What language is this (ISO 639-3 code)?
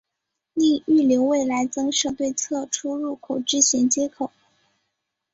zho